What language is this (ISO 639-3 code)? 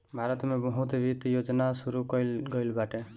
bho